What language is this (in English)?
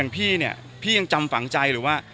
Thai